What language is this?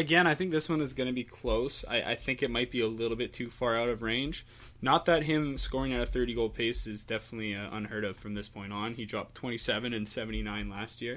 English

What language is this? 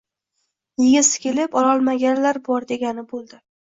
Uzbek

